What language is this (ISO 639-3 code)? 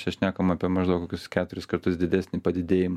lit